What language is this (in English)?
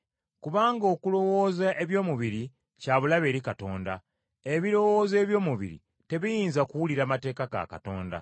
Ganda